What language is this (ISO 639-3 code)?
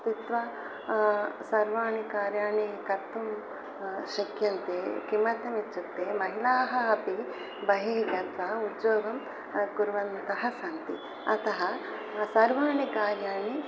san